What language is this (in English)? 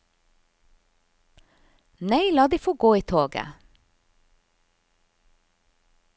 Norwegian